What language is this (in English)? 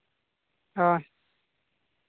Santali